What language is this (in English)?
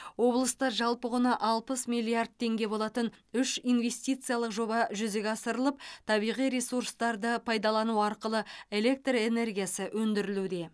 Kazakh